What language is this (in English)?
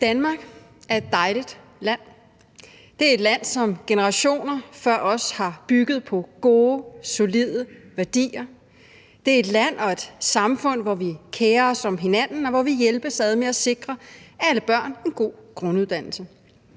Danish